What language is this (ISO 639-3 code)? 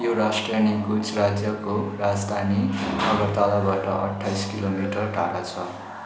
nep